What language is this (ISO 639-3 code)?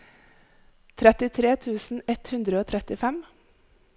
nor